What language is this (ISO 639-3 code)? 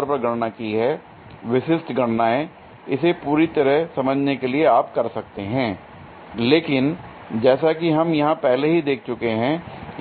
hin